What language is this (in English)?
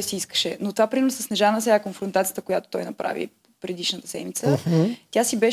Bulgarian